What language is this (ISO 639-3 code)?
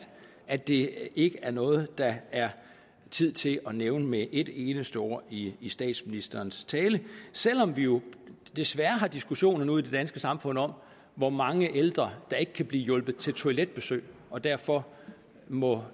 dan